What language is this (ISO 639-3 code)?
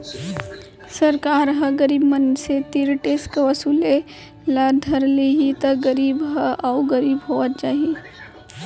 hne